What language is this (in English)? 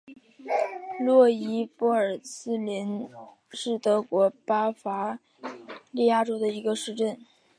Chinese